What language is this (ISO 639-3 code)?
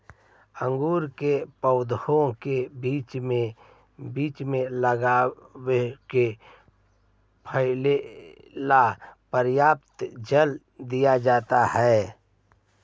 mag